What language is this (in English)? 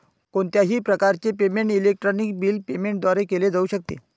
Marathi